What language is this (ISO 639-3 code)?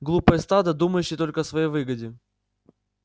rus